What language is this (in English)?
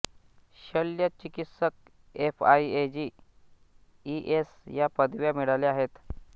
Marathi